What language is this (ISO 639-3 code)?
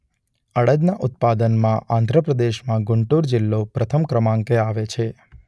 guj